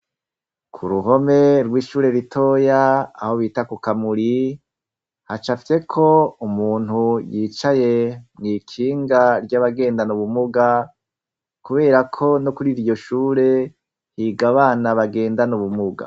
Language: Rundi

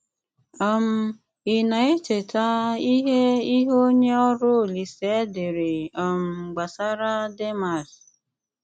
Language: Igbo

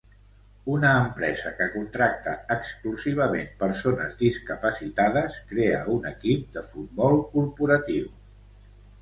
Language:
Catalan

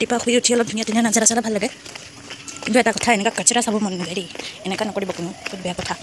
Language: Indonesian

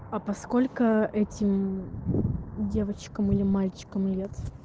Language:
Russian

